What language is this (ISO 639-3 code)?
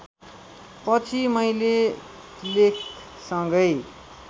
nep